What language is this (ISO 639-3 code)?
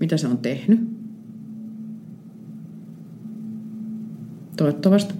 fin